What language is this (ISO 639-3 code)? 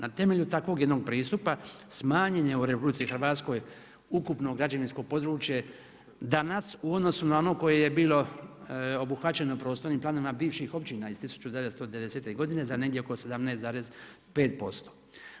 hrv